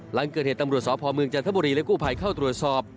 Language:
Thai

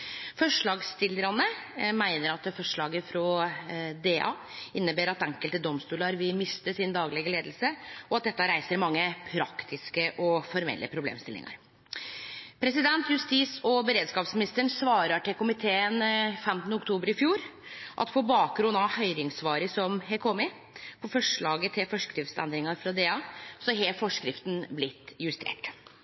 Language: Norwegian Nynorsk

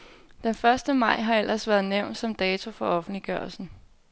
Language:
Danish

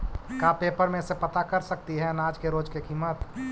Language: Magahi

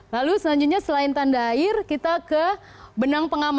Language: Indonesian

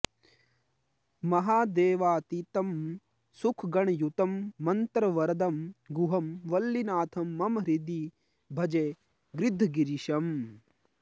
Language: Sanskrit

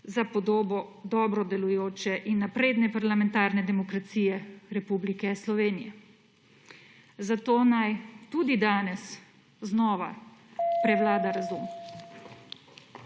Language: Slovenian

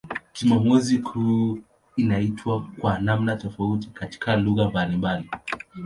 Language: Swahili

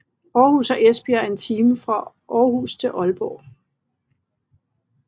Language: Danish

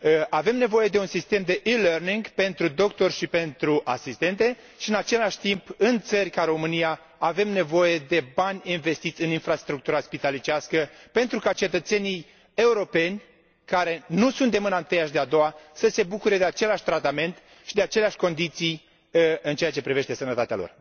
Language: Romanian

